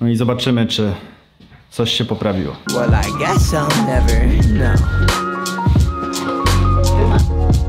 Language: Polish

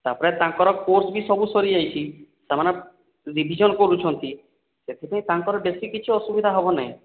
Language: Odia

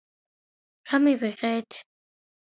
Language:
Georgian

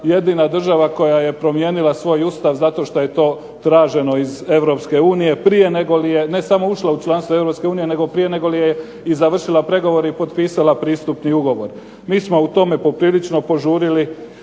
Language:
Croatian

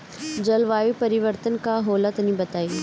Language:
Bhojpuri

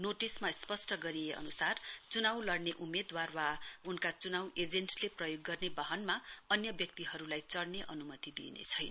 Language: Nepali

